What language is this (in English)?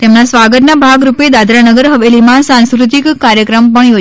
Gujarati